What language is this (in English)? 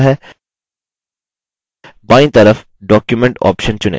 Hindi